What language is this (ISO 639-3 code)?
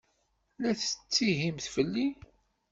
kab